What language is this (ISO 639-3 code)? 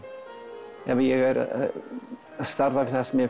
isl